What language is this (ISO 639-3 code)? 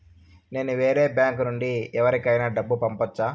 tel